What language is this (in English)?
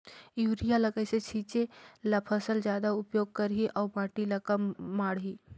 Chhattisgarhi